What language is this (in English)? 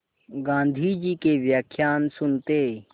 Hindi